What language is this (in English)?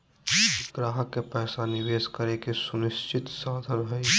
Magahi